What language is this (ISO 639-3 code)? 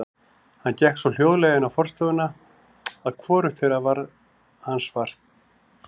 isl